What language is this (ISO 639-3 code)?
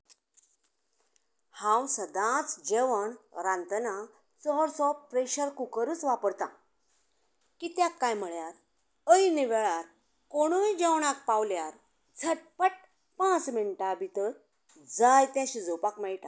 kok